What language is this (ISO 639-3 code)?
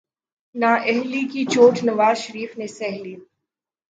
urd